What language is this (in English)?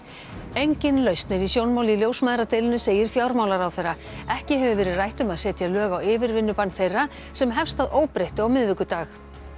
Icelandic